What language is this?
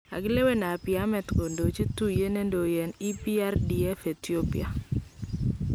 Kalenjin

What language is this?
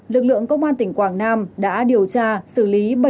Vietnamese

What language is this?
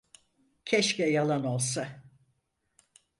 Turkish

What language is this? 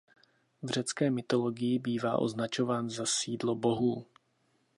Czech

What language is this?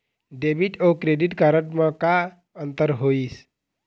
Chhattisgarhi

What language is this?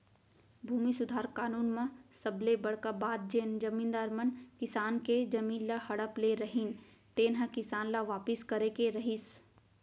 Chhattisgarhi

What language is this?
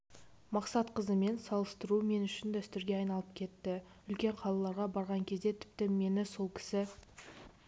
Kazakh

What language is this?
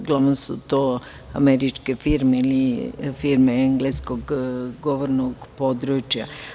Serbian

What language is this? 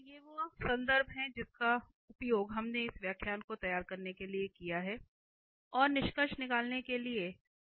Hindi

